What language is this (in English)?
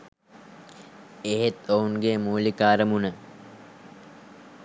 Sinhala